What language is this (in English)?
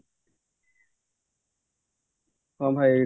Odia